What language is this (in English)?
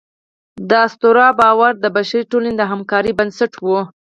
Pashto